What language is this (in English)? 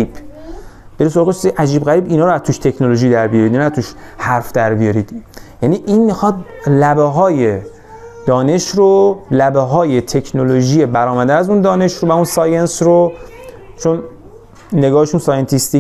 Persian